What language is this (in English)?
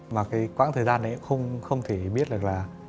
Vietnamese